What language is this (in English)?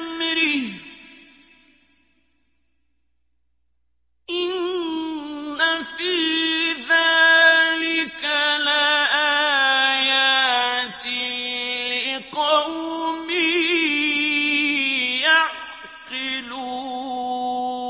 Arabic